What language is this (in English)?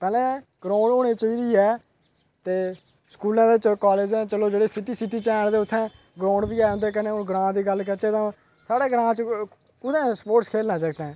Dogri